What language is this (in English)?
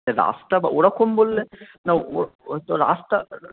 Bangla